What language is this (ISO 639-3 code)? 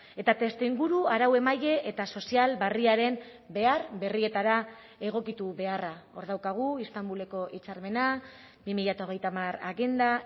eus